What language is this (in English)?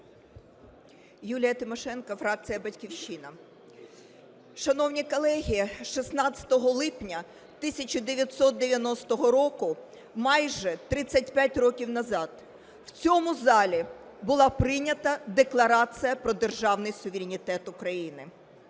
Ukrainian